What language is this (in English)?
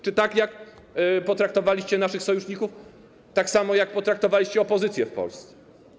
Polish